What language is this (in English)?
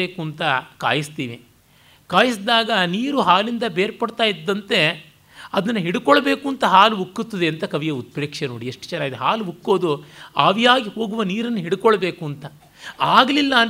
Kannada